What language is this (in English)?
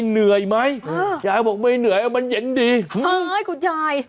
Thai